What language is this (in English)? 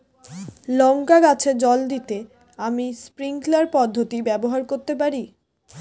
Bangla